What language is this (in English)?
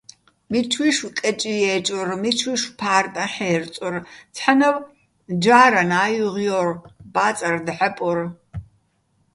Bats